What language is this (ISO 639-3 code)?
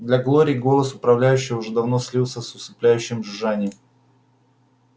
rus